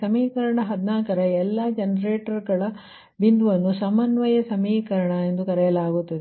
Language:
Kannada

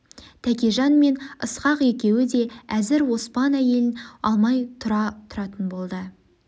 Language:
Kazakh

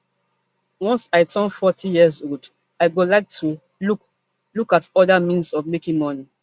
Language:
Nigerian Pidgin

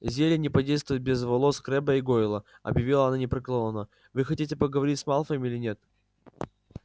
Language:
Russian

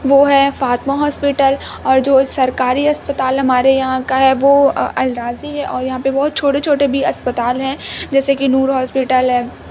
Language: Urdu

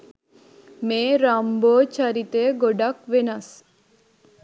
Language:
Sinhala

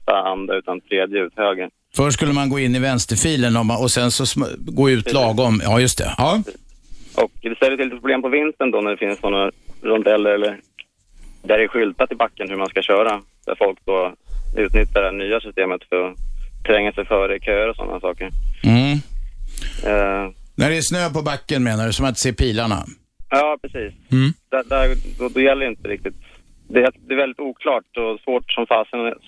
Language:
Swedish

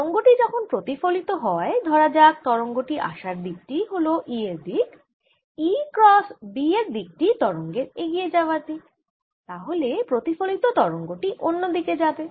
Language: Bangla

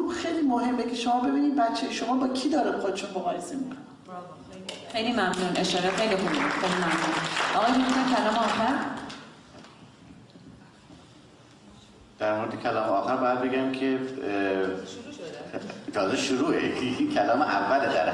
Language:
Persian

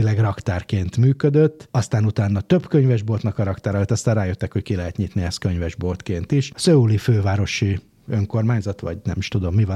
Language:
Hungarian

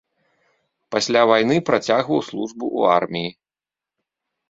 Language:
Belarusian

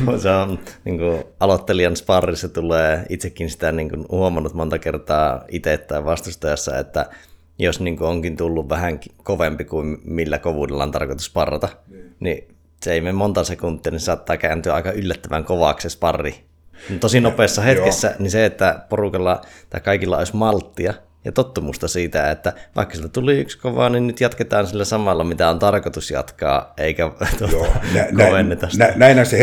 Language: Finnish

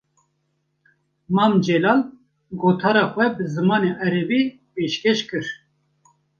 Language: Kurdish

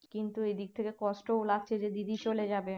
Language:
Bangla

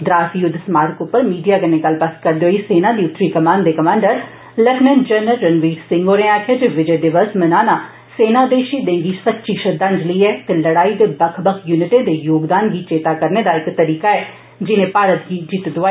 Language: Dogri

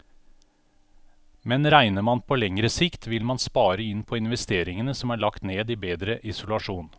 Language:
Norwegian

